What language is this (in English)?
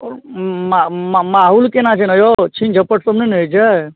Maithili